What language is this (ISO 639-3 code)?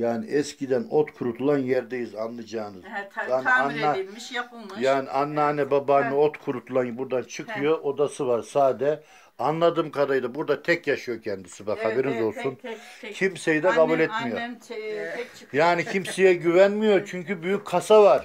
tur